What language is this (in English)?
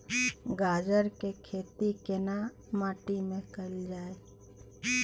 Maithili